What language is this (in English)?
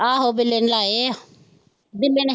Punjabi